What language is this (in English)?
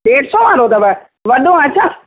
Sindhi